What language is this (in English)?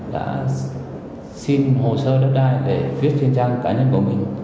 Vietnamese